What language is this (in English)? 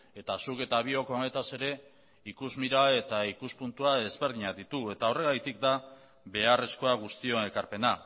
Basque